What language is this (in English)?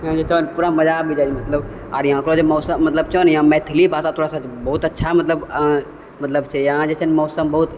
Maithili